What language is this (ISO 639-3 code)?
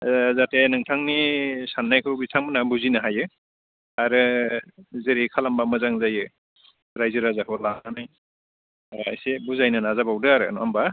brx